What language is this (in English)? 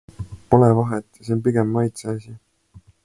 Estonian